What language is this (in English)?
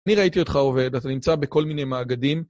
Hebrew